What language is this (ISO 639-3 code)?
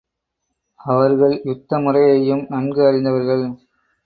tam